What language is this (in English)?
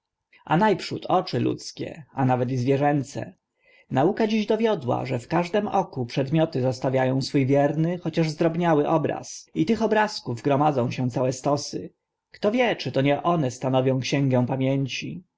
Polish